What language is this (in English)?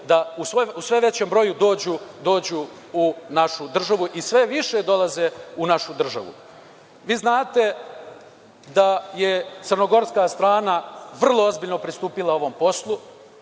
Serbian